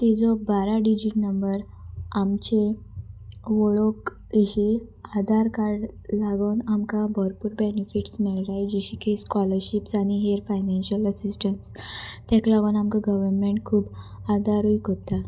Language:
Konkani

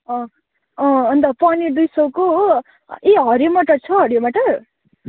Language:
Nepali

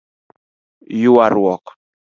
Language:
Luo (Kenya and Tanzania)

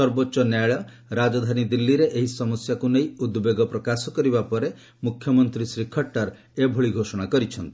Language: Odia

